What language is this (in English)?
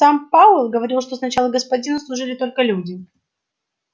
Russian